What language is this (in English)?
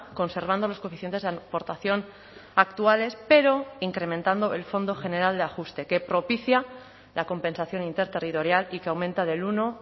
Spanish